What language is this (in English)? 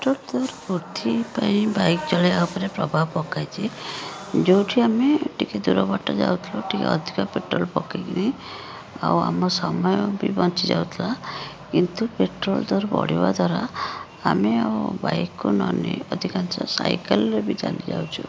Odia